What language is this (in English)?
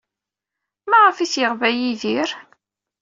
Kabyle